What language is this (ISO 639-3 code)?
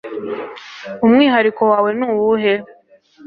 kin